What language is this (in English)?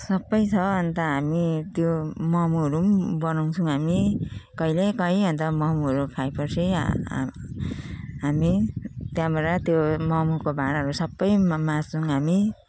Nepali